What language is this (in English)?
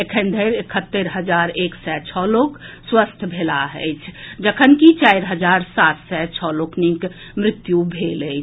Maithili